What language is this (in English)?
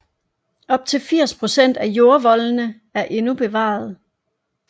Danish